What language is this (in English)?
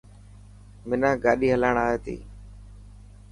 Dhatki